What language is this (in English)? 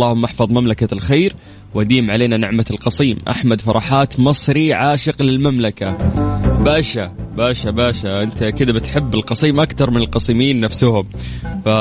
Arabic